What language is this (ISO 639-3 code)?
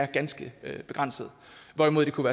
dan